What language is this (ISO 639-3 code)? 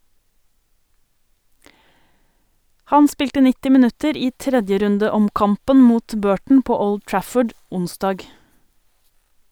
nor